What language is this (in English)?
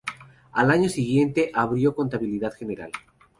Spanish